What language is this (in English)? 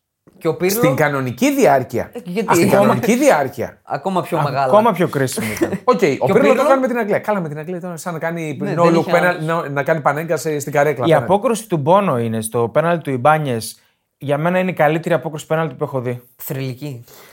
Greek